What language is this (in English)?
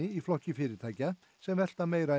Icelandic